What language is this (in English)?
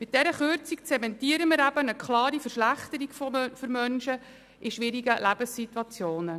Swiss German